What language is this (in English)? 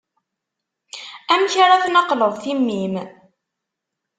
Kabyle